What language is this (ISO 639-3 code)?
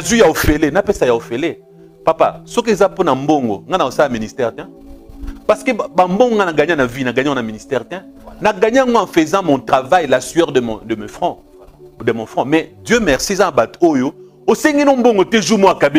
fra